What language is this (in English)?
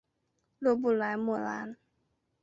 Chinese